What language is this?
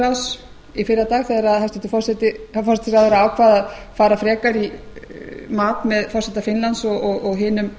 Icelandic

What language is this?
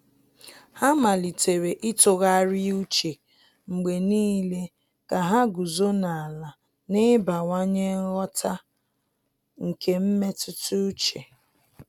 Igbo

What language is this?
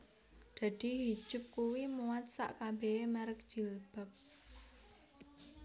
Javanese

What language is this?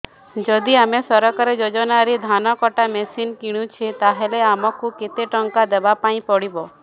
Odia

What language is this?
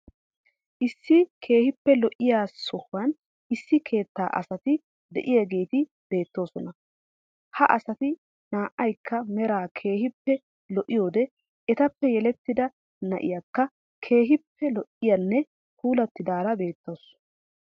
Wolaytta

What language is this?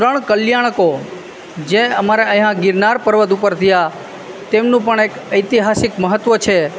Gujarati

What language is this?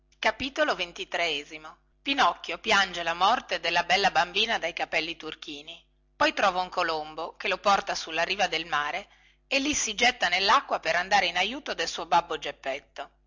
Italian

